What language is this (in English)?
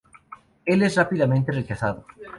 Spanish